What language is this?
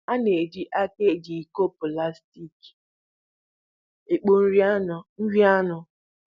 Igbo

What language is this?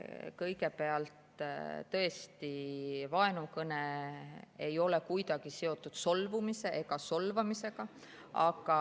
Estonian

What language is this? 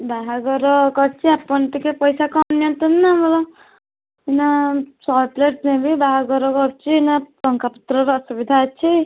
Odia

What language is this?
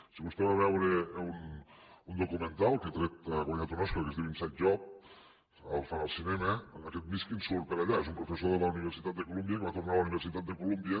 Catalan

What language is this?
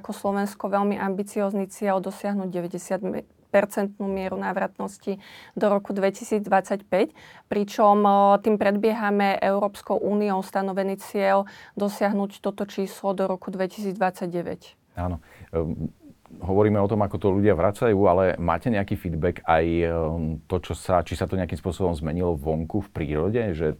Slovak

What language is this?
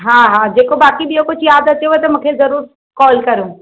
Sindhi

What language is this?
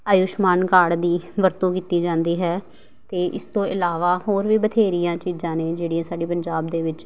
Punjabi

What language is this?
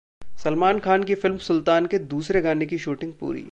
Hindi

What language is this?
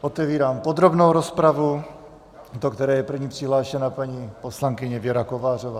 Czech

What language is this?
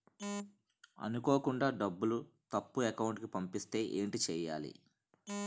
Telugu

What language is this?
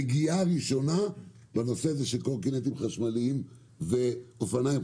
Hebrew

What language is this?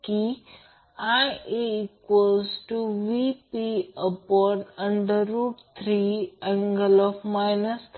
Marathi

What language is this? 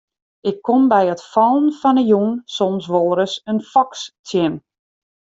Western Frisian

